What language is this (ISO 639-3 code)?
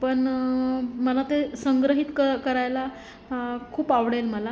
mar